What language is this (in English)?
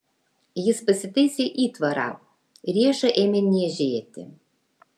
Lithuanian